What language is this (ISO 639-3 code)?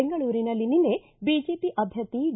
kan